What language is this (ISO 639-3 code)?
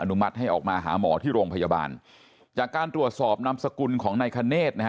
tha